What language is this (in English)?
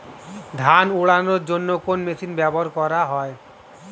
Bangla